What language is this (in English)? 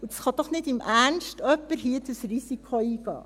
Swiss German